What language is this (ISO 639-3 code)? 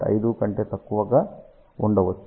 tel